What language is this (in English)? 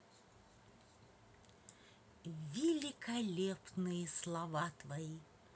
Russian